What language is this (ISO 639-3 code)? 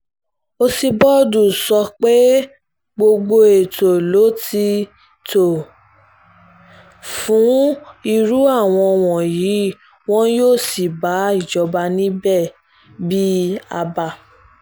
yor